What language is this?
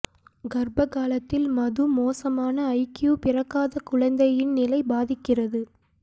Tamil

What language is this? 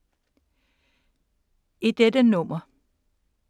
Danish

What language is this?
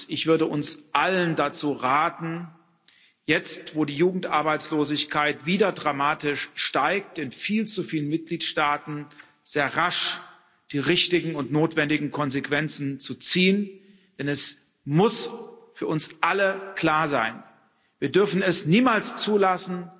German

